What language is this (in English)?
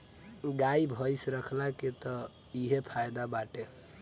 Bhojpuri